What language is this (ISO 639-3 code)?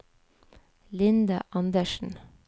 nor